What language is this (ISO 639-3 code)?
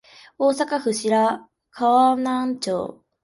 jpn